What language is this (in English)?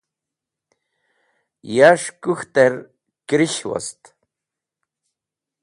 Wakhi